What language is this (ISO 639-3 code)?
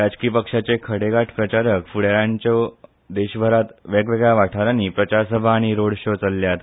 kok